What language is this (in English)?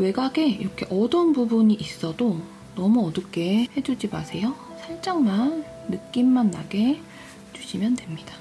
Korean